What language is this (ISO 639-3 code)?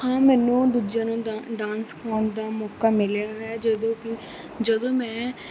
pan